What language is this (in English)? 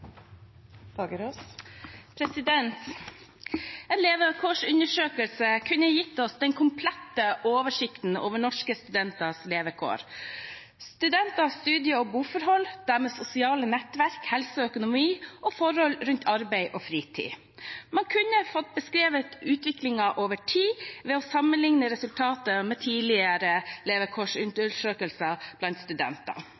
Norwegian Bokmål